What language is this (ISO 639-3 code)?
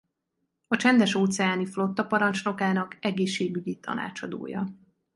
hun